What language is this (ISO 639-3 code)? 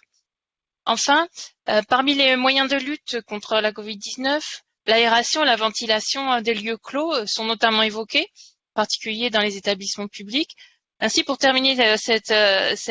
fra